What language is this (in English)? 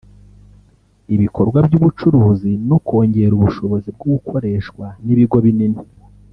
Kinyarwanda